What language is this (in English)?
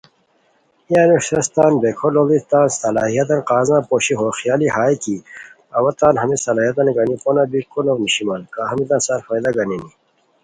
Khowar